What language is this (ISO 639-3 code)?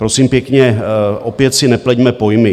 ces